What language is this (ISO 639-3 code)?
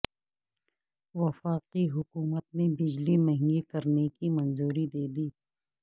urd